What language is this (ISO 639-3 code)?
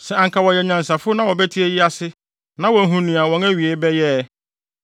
aka